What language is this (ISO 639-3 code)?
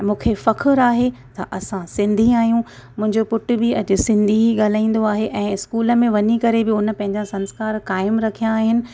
snd